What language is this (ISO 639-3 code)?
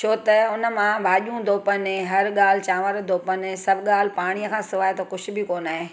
snd